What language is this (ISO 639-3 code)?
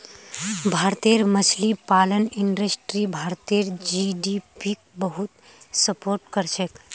mag